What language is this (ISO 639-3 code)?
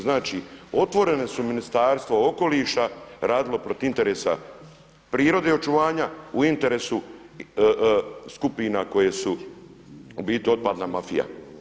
hrv